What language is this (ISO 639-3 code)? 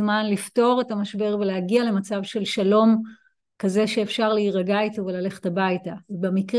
heb